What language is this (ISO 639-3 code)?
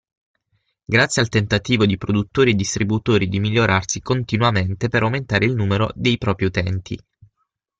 ita